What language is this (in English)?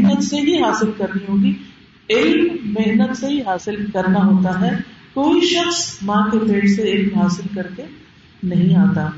Urdu